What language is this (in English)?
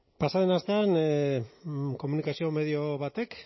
Basque